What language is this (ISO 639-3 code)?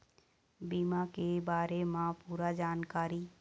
hne